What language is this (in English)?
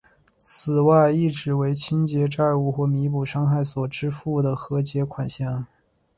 Chinese